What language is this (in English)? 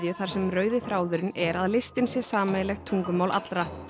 Icelandic